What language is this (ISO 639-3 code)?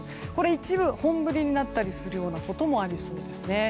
jpn